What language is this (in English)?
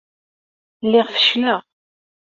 Kabyle